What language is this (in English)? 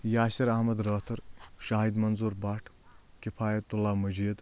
Kashmiri